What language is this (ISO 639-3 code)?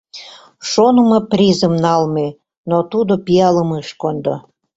chm